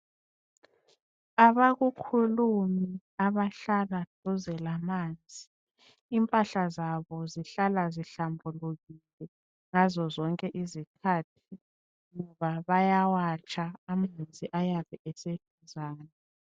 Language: North Ndebele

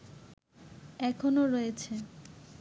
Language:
Bangla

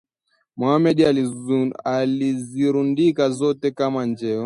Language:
Swahili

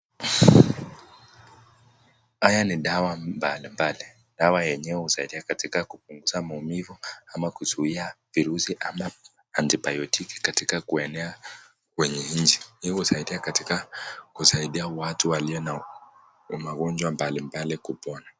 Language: Swahili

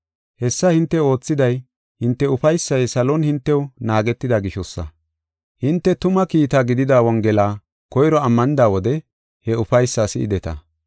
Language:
Gofa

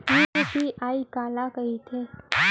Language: Chhattisgarhi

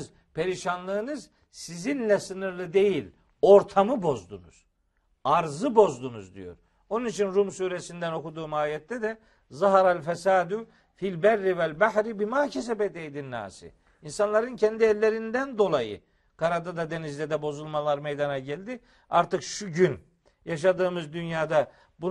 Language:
Turkish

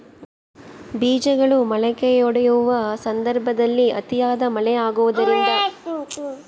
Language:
Kannada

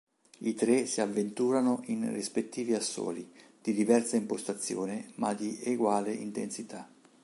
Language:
Italian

